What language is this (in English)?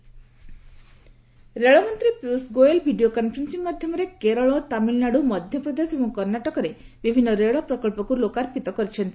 Odia